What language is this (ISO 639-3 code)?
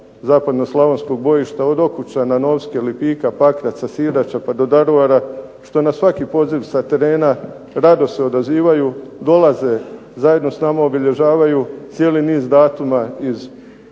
hrv